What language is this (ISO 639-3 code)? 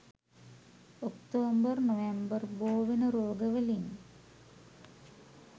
sin